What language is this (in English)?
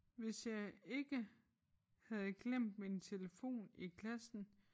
Danish